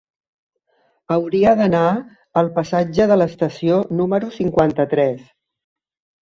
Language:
Catalan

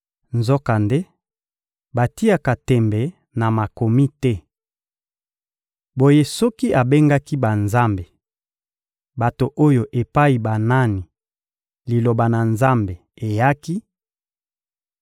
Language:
Lingala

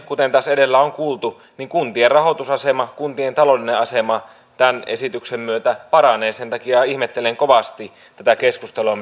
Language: Finnish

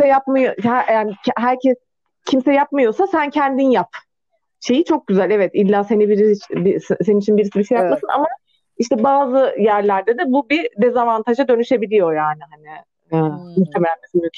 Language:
Turkish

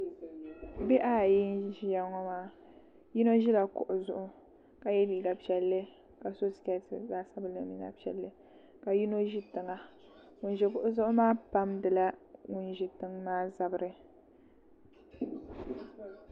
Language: Dagbani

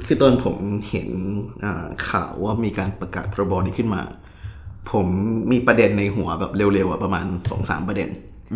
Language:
Thai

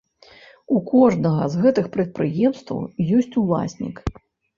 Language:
Belarusian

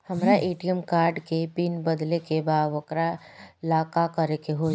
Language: Bhojpuri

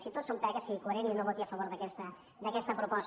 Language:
Catalan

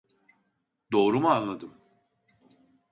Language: Turkish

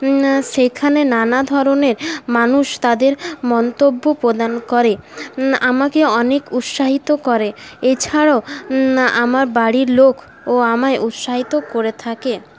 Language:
Bangla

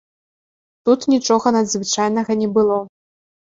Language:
Belarusian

